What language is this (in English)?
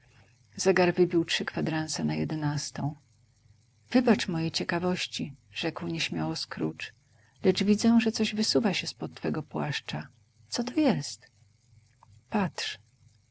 Polish